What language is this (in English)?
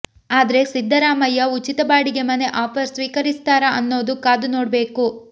Kannada